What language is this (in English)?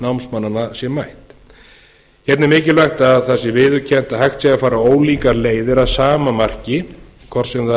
Icelandic